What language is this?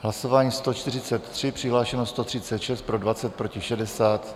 Czech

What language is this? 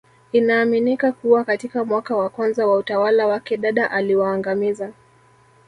Swahili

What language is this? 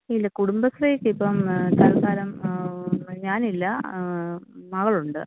Malayalam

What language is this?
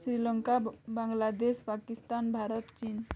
Odia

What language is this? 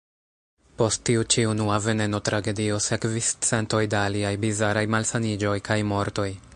Esperanto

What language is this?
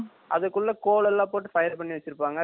Tamil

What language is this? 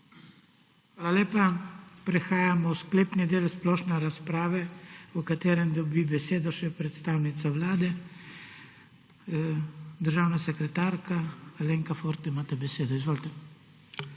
Slovenian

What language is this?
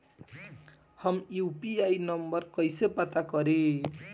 Bhojpuri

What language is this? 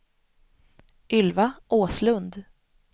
Swedish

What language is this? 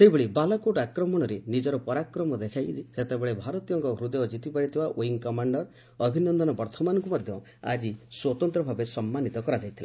Odia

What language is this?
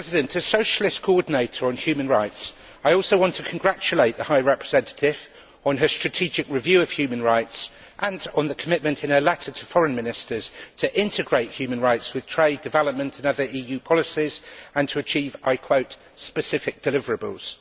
English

